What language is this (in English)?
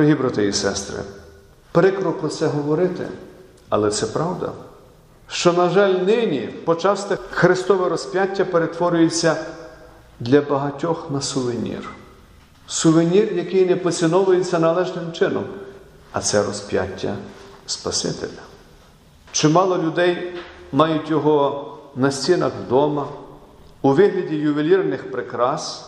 Ukrainian